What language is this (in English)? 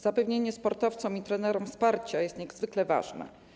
Polish